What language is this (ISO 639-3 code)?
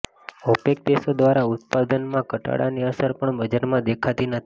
guj